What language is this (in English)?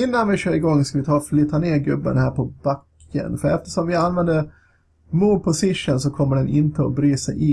Swedish